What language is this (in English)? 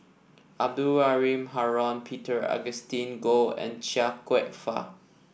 English